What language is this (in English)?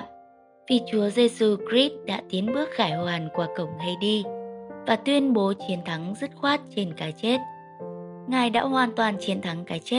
Vietnamese